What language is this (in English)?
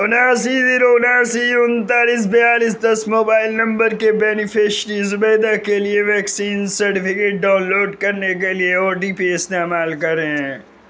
Urdu